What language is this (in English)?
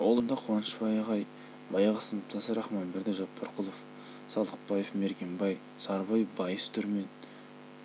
Kazakh